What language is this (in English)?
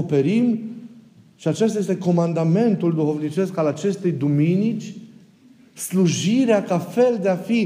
Romanian